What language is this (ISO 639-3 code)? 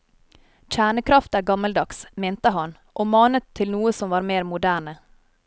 nor